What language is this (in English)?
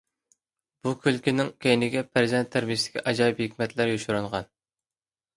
Uyghur